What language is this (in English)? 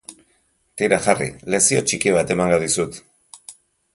Basque